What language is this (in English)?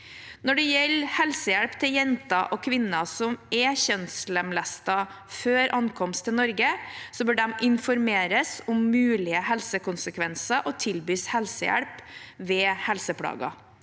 Norwegian